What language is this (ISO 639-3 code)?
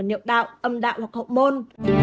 vie